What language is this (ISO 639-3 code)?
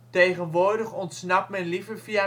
nld